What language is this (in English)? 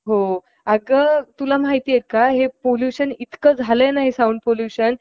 Marathi